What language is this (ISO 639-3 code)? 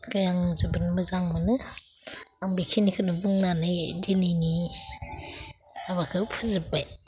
brx